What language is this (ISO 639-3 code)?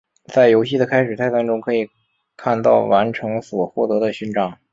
zho